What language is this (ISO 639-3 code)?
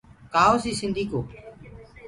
ggg